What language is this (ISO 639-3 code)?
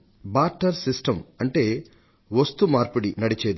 tel